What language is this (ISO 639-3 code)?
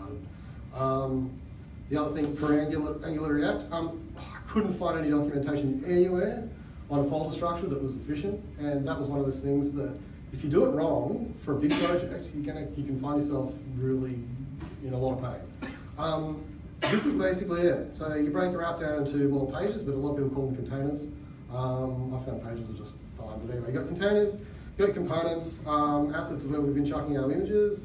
eng